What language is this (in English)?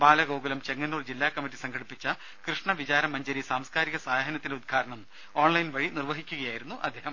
Malayalam